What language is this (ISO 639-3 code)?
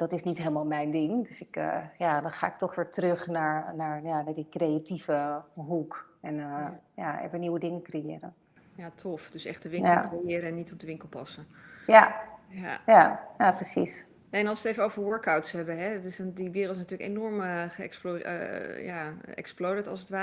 nld